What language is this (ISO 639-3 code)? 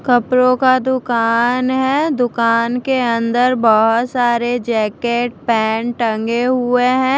hin